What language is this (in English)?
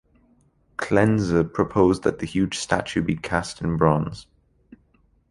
English